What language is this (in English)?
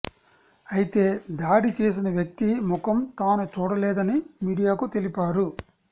Telugu